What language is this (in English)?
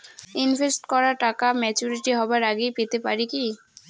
Bangla